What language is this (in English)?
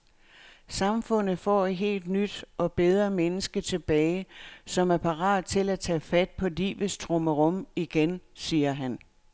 Danish